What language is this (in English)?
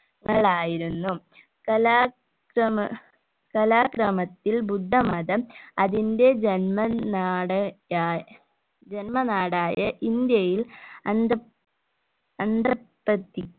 Malayalam